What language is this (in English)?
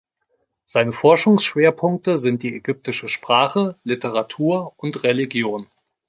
German